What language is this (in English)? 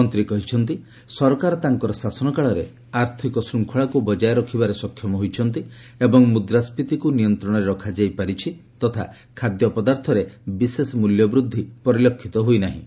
Odia